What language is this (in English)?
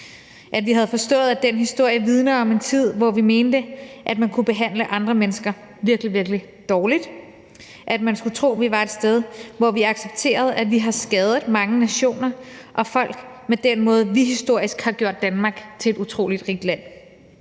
Danish